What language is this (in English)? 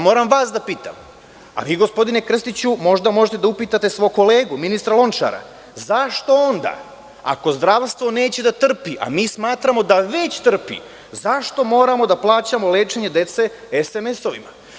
Serbian